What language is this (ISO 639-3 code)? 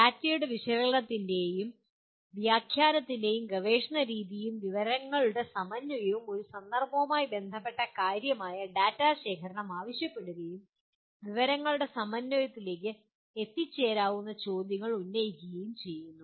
mal